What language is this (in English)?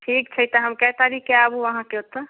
Maithili